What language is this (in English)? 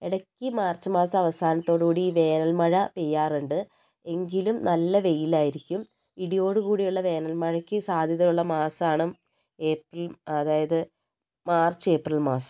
Malayalam